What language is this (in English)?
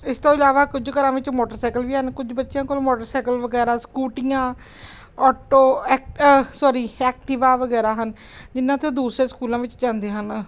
Punjabi